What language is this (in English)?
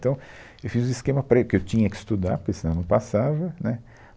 Portuguese